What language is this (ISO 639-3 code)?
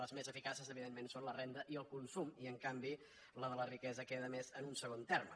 cat